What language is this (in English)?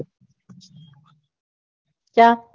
Gujarati